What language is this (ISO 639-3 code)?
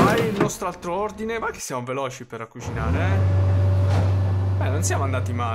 ita